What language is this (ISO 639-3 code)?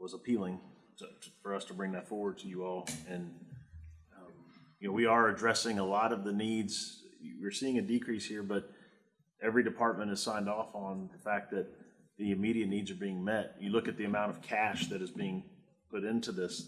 eng